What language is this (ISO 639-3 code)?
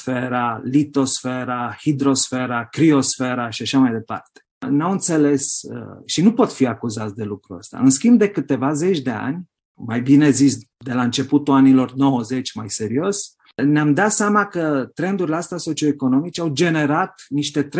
ron